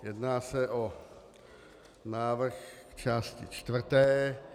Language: Czech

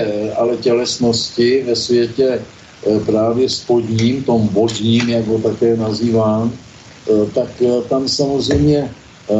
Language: Czech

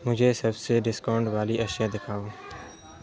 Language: Urdu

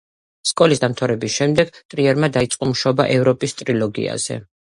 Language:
Georgian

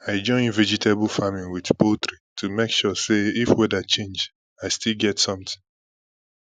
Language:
Nigerian Pidgin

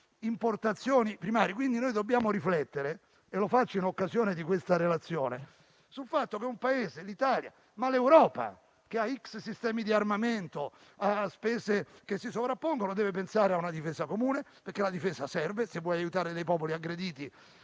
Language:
Italian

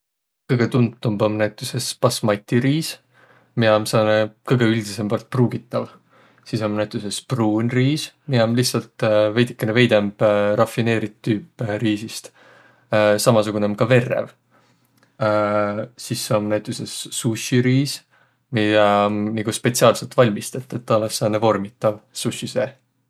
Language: Võro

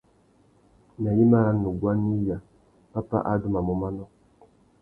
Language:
Tuki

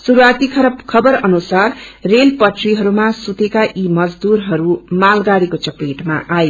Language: Nepali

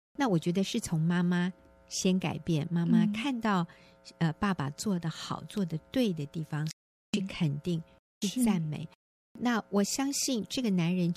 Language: Chinese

